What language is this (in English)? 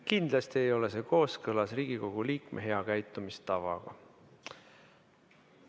Estonian